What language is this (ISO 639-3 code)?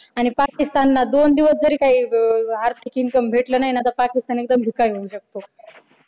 mar